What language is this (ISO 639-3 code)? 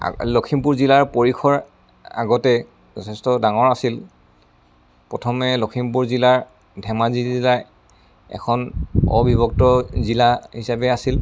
asm